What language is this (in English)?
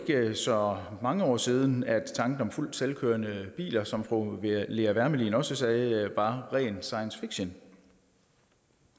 Danish